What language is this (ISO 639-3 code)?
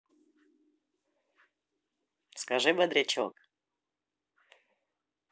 rus